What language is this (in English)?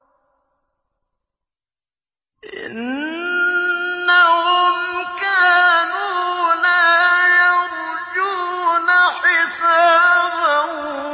Arabic